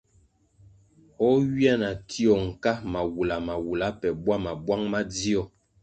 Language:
Kwasio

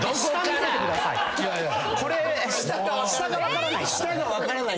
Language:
Japanese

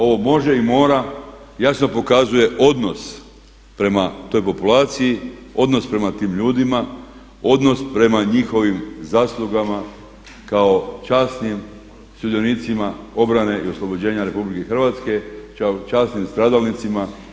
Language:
Croatian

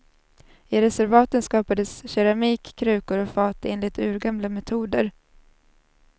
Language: Swedish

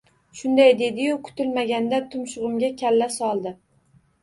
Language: Uzbek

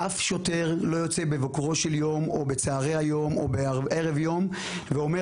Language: Hebrew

